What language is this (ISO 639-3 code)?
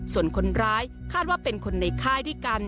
tha